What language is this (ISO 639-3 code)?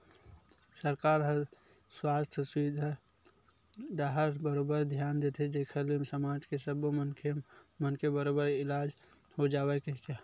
hne